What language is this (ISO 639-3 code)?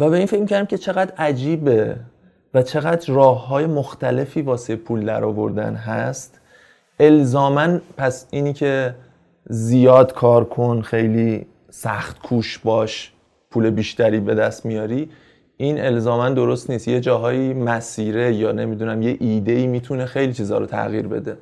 fas